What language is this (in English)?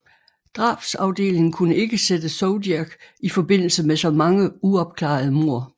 Danish